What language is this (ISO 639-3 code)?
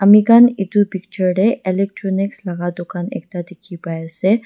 nag